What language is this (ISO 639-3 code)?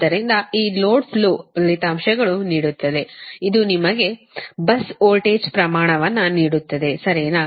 kan